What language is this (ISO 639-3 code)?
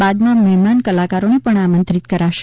guj